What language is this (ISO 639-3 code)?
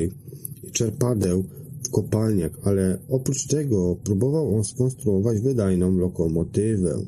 pol